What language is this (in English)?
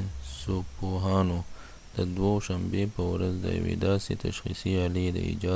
Pashto